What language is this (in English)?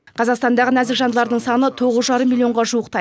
Kazakh